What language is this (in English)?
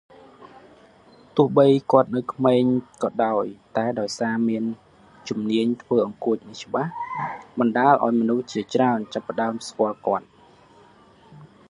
Khmer